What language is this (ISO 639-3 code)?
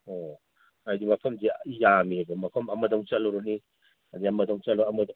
mni